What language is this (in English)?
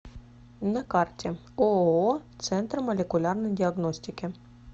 Russian